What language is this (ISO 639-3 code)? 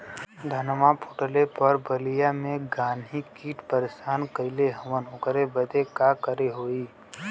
bho